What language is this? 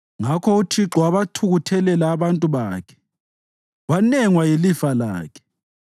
North Ndebele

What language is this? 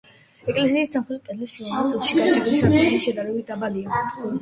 Georgian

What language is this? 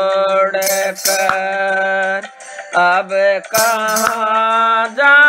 Hindi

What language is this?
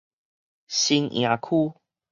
Min Nan Chinese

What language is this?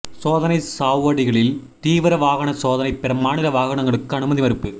Tamil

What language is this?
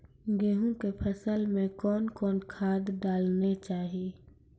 Maithili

